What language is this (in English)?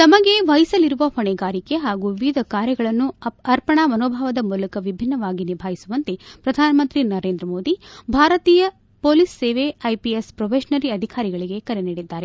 Kannada